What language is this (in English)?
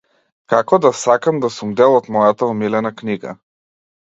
Macedonian